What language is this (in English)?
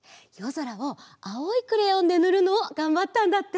Japanese